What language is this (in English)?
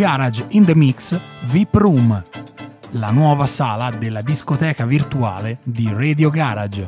Italian